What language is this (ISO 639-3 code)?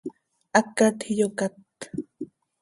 sei